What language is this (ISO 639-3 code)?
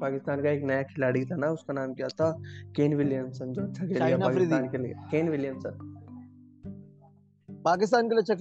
hin